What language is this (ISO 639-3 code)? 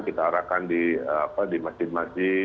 ind